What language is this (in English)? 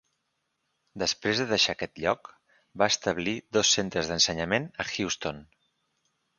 Catalan